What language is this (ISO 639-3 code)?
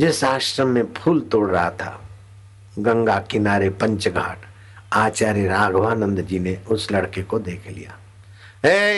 hin